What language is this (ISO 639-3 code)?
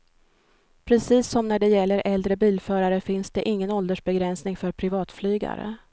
swe